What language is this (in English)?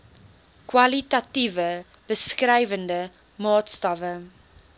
Afrikaans